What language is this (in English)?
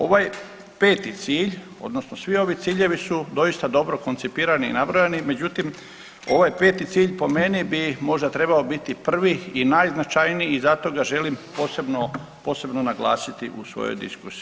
Croatian